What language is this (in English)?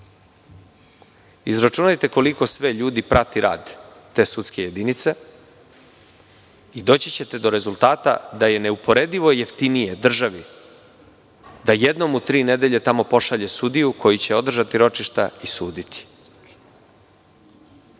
Serbian